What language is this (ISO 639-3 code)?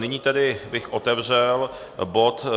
ces